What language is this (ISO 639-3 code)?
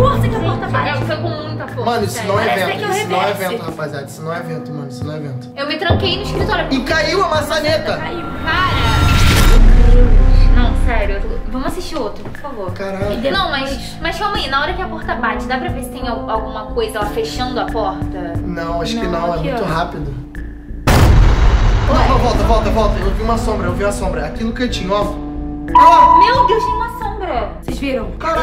por